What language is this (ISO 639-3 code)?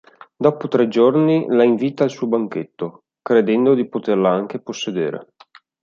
ita